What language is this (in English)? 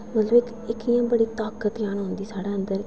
Dogri